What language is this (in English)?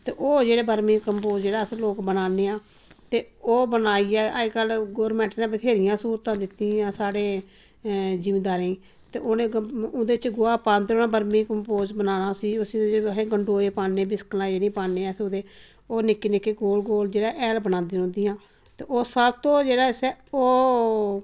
Dogri